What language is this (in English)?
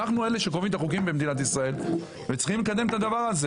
Hebrew